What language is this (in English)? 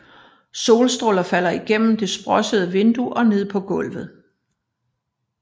Danish